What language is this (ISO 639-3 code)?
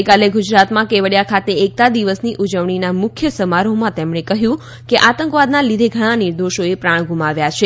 guj